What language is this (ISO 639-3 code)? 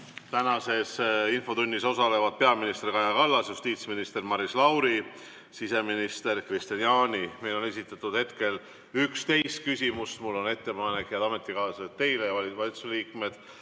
est